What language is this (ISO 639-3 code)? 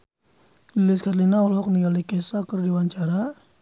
sun